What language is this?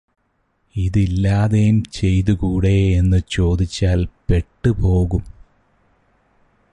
Malayalam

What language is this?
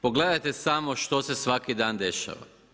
Croatian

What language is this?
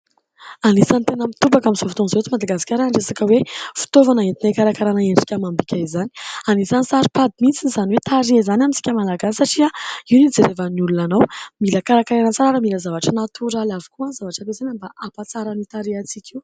Malagasy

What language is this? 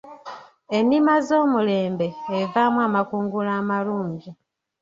Ganda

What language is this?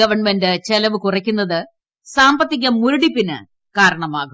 Malayalam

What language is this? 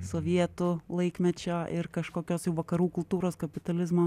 Lithuanian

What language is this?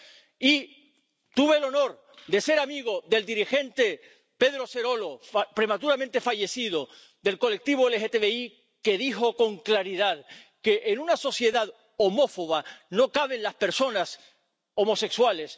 Spanish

